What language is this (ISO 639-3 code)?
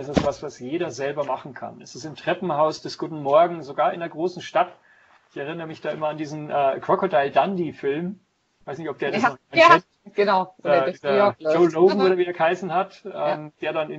deu